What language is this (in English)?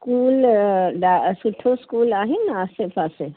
Sindhi